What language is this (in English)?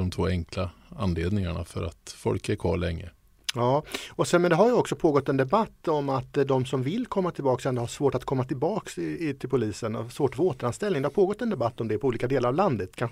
Swedish